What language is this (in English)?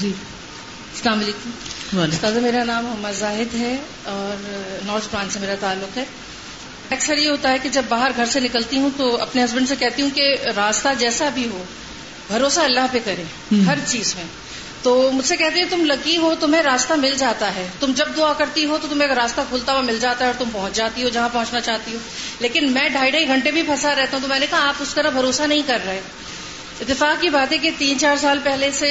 Urdu